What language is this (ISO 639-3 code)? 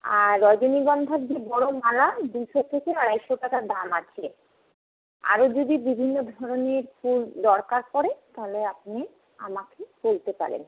ben